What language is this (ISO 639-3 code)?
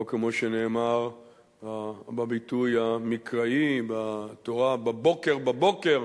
heb